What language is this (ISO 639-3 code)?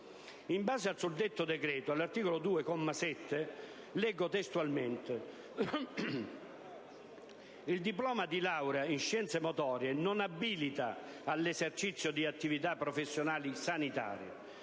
ita